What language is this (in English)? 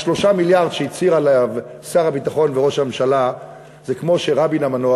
Hebrew